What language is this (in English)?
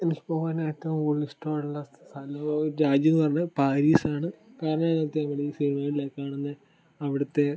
Malayalam